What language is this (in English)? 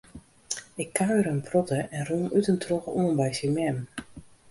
Western Frisian